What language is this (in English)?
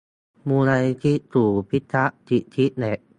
Thai